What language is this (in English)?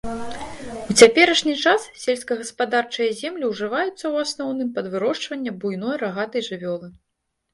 Belarusian